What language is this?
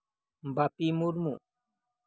Santali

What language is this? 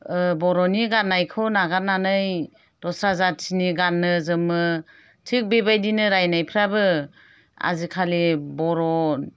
Bodo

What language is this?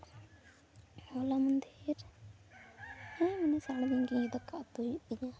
Santali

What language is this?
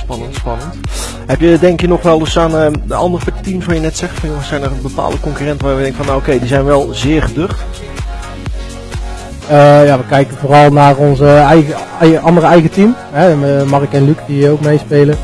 Dutch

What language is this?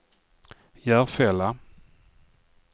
Swedish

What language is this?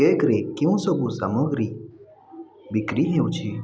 Odia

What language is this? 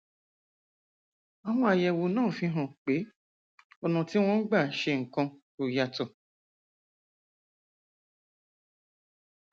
Yoruba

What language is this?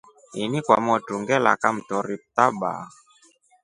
Rombo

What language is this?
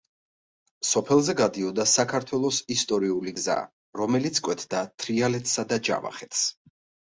Georgian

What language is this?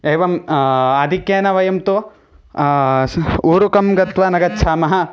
Sanskrit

